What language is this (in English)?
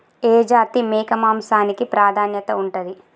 Telugu